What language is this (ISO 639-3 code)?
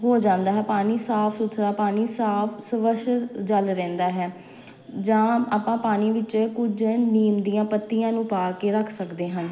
pan